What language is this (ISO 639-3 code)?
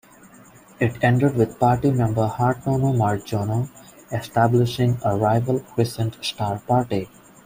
eng